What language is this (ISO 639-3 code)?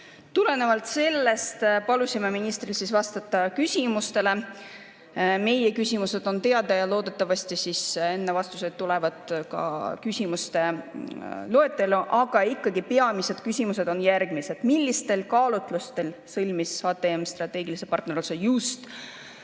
est